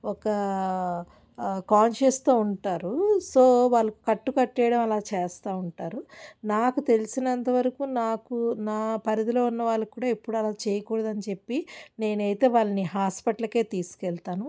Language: Telugu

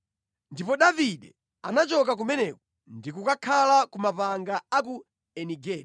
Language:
Nyanja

